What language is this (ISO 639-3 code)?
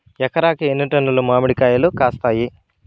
tel